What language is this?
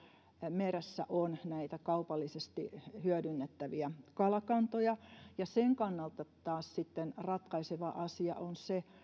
Finnish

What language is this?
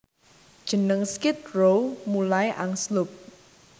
Javanese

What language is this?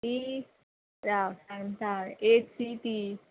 Konkani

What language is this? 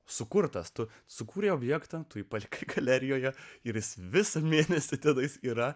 Lithuanian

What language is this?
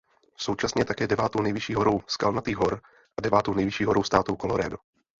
Czech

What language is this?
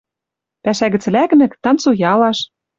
Western Mari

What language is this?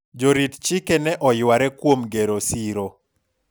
Luo (Kenya and Tanzania)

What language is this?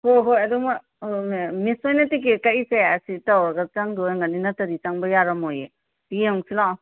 Manipuri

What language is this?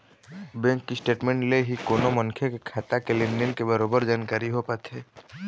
Chhattisgarhi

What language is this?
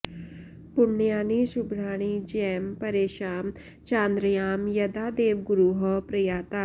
Sanskrit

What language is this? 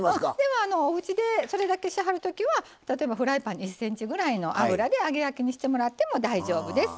Japanese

